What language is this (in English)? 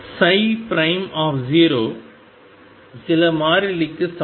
Tamil